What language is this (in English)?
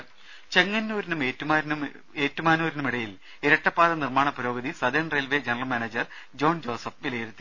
Malayalam